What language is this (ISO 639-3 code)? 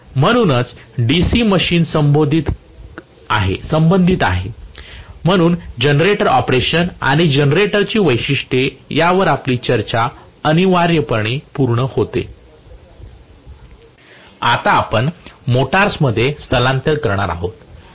mar